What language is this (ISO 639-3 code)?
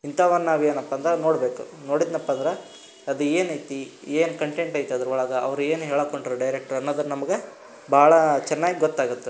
kan